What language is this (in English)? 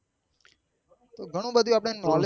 Gujarati